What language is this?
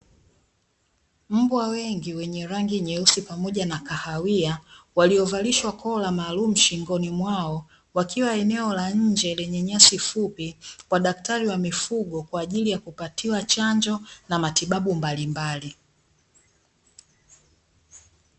Swahili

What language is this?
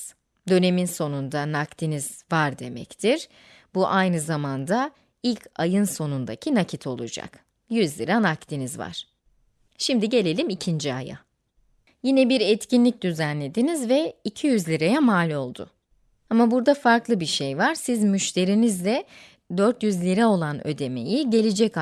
Turkish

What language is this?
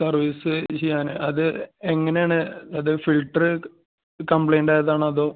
Malayalam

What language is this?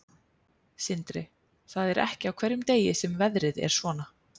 Icelandic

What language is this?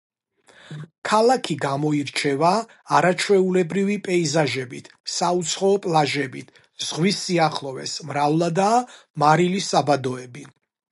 Georgian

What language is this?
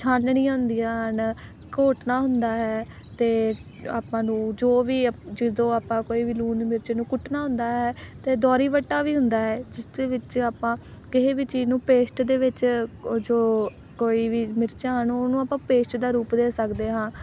Punjabi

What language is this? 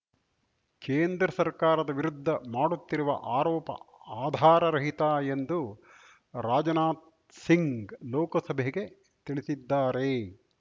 Kannada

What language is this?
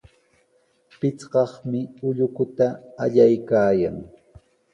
Sihuas Ancash Quechua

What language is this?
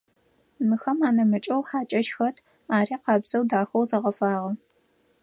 Adyghe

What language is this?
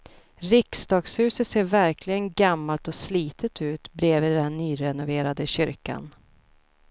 Swedish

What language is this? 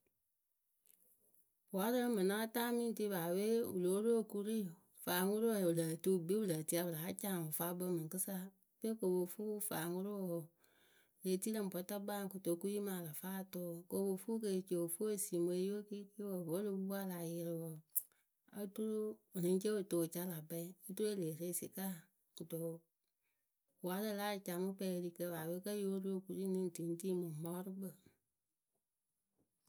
Akebu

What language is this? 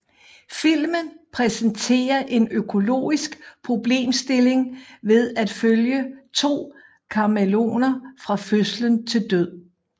Danish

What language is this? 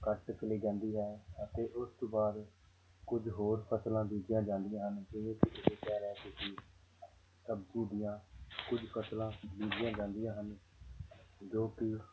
Punjabi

